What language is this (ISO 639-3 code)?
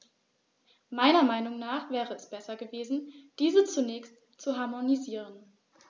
deu